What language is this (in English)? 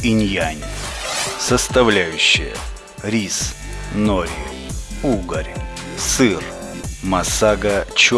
Russian